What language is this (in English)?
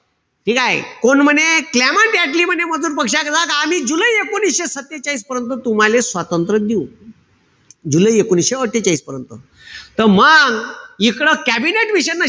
Marathi